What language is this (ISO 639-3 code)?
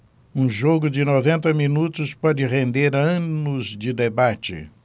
por